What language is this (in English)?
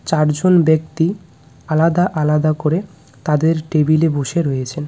Bangla